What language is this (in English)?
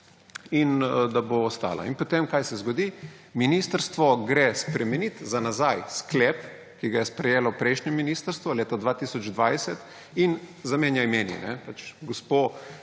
Slovenian